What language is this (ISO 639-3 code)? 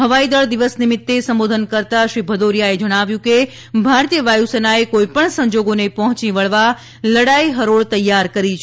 guj